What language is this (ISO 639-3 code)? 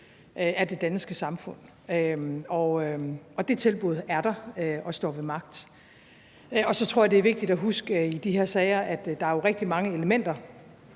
dan